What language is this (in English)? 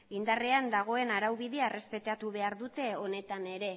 Basque